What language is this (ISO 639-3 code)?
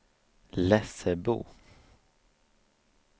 swe